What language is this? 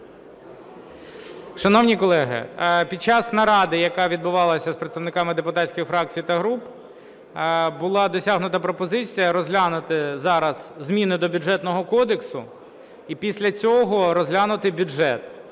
Ukrainian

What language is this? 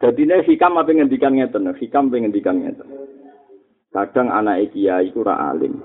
Malay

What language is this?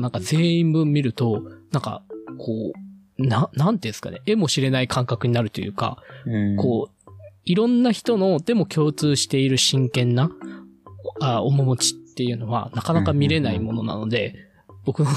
Japanese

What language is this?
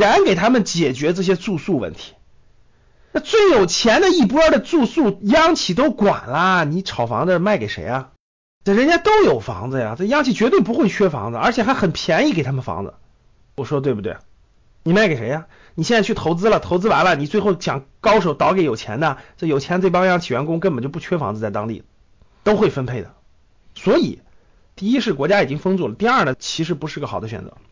Chinese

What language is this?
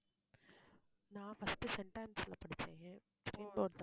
Tamil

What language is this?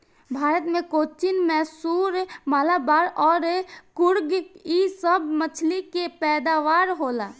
Bhojpuri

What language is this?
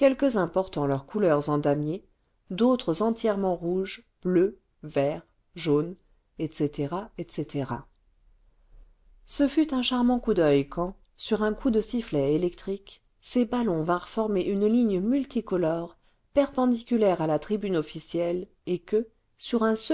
French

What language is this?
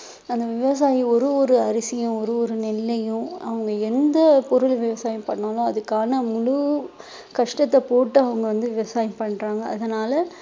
Tamil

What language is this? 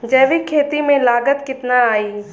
Bhojpuri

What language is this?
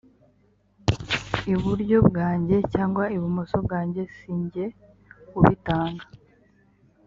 Kinyarwanda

